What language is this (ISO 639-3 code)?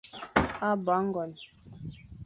fan